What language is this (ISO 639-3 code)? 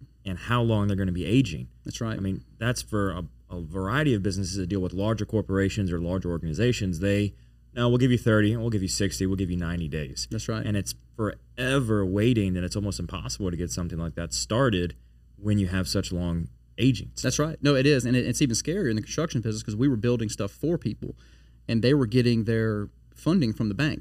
eng